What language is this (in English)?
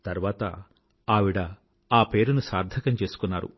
Telugu